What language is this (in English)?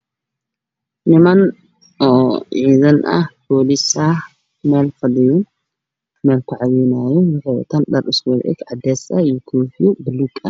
Somali